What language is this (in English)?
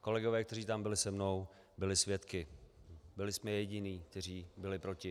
Czech